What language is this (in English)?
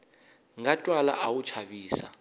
Tsonga